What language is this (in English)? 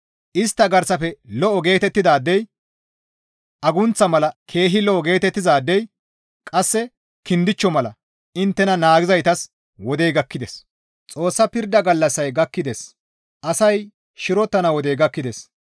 Gamo